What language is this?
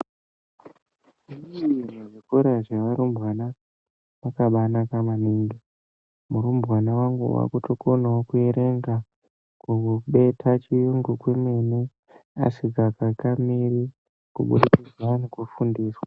Ndau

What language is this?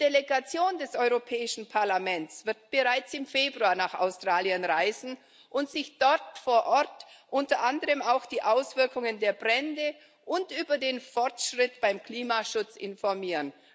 German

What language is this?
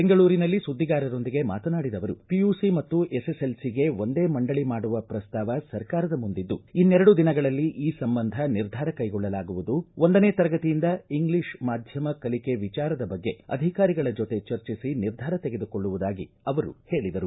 Kannada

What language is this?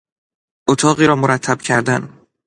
Persian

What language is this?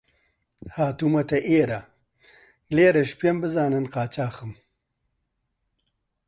Central Kurdish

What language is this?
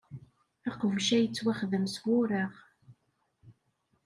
Kabyle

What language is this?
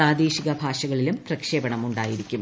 Malayalam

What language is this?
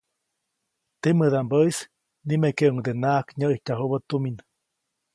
Copainalá Zoque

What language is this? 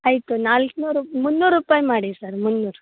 Kannada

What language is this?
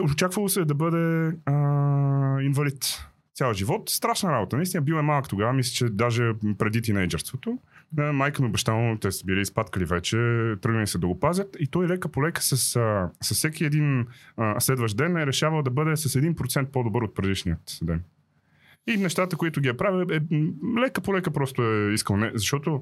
Bulgarian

